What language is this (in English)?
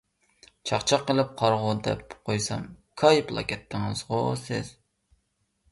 Uyghur